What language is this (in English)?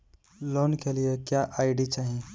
Bhojpuri